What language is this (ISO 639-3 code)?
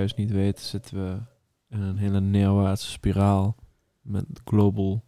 nld